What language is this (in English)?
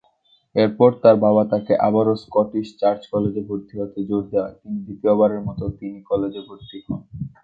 Bangla